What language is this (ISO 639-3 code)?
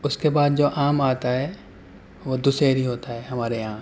urd